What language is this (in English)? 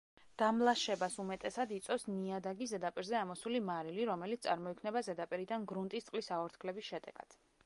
Georgian